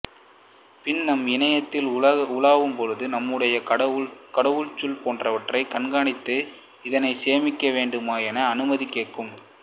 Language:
Tamil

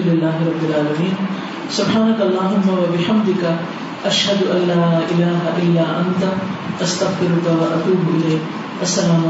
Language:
Urdu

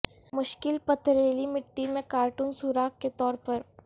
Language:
Urdu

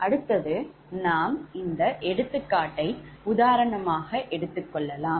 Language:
Tamil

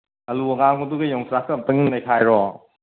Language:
Manipuri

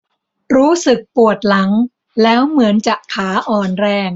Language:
Thai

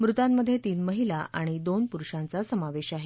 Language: Marathi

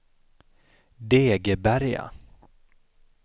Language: Swedish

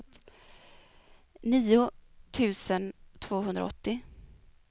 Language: Swedish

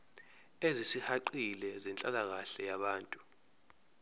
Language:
Zulu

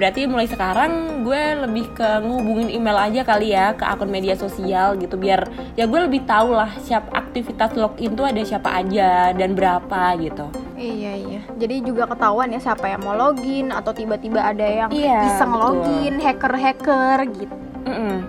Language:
Indonesian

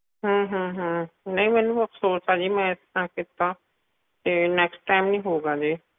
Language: Punjabi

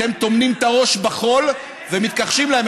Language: Hebrew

